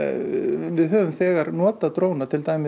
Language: Icelandic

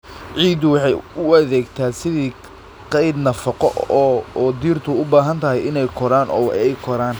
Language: Somali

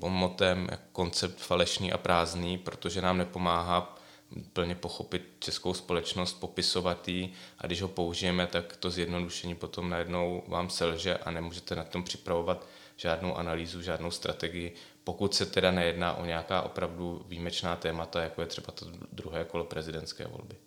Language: Czech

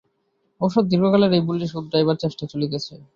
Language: Bangla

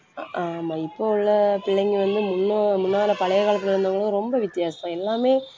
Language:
Tamil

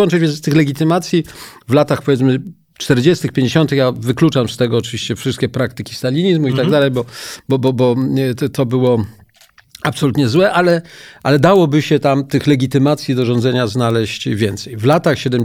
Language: Polish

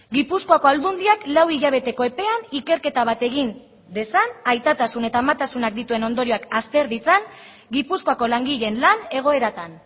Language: Basque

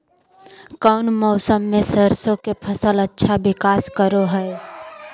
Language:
Magahi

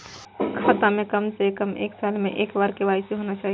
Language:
Maithili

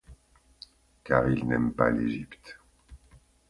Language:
French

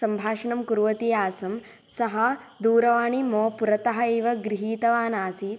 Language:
Sanskrit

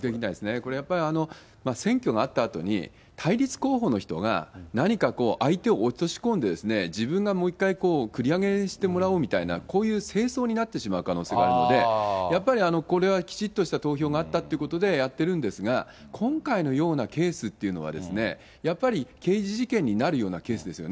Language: Japanese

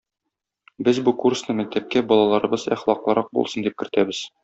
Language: Tatar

